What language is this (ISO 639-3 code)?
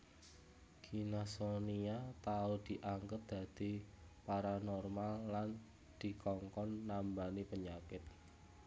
jav